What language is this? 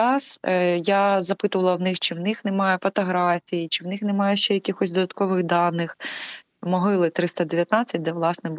Ukrainian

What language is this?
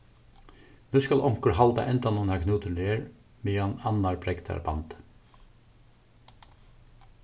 Faroese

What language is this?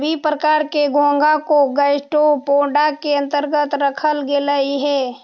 Magahi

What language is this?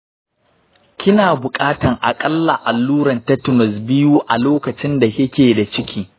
Hausa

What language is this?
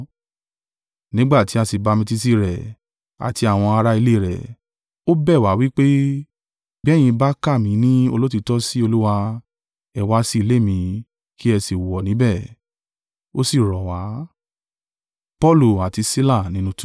Yoruba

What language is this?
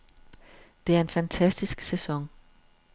Danish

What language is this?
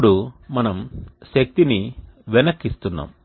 Telugu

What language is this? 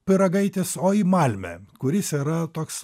Lithuanian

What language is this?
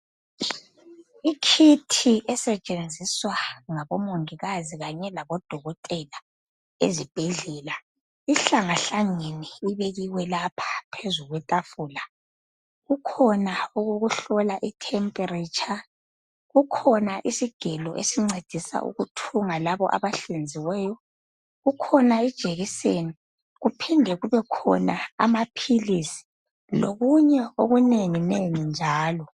North Ndebele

